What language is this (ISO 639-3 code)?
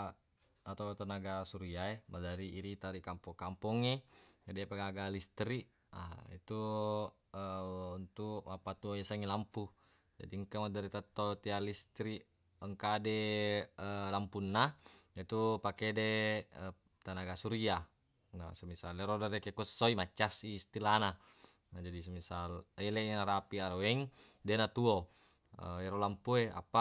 bug